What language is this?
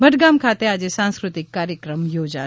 Gujarati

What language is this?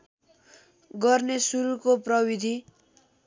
Nepali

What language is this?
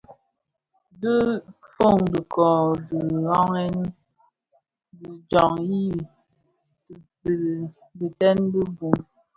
Bafia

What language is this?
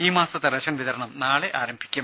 Malayalam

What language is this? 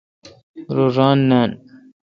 Kalkoti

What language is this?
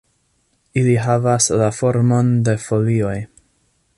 Esperanto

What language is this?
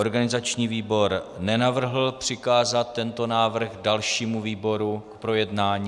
Czech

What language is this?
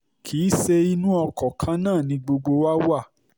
Yoruba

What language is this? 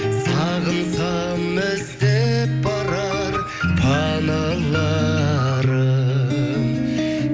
Kazakh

